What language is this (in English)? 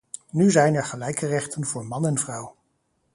Dutch